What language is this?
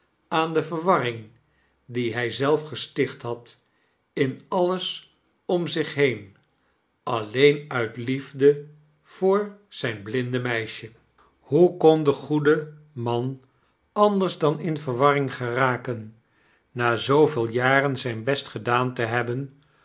Dutch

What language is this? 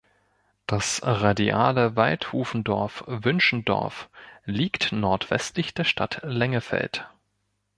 German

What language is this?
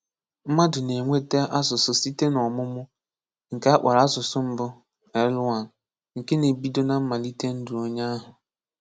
Igbo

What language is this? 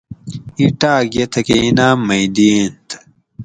Gawri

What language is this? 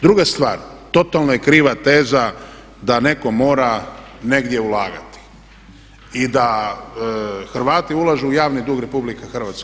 Croatian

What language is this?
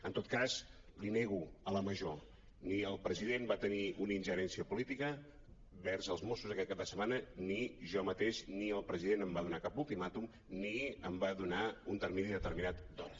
Catalan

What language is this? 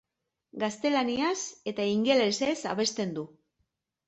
Basque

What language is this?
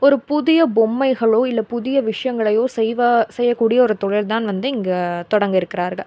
Tamil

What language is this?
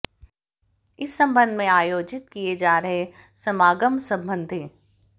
Hindi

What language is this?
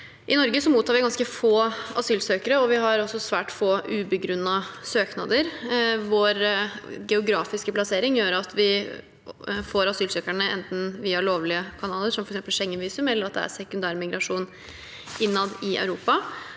Norwegian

